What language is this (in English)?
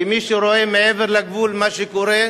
Hebrew